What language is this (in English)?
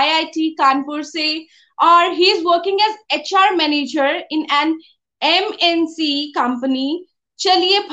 Hindi